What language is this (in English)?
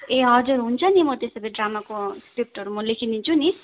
Nepali